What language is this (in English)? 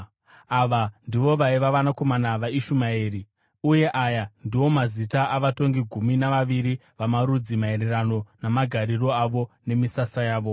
Shona